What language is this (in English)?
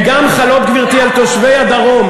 Hebrew